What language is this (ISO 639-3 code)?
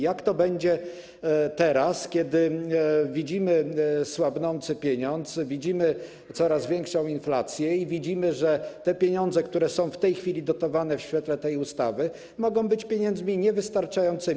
pol